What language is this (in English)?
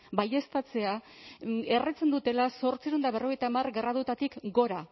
Basque